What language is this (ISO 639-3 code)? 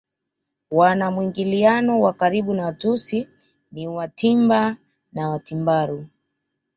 swa